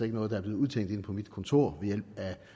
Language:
Danish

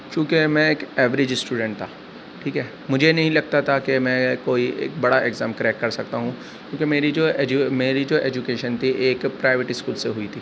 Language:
Urdu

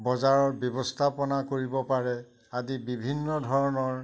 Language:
Assamese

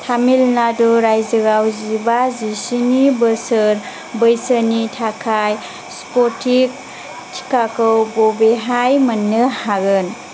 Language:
Bodo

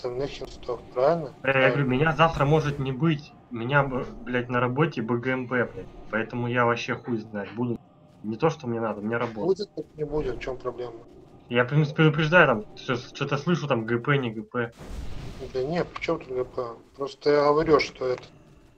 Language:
Russian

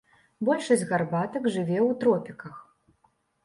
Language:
Belarusian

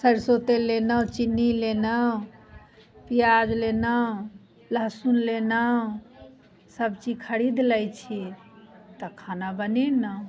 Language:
Maithili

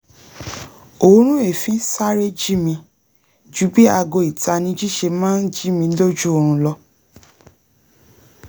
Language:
Yoruba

